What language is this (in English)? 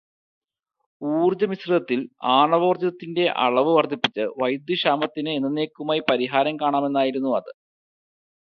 Malayalam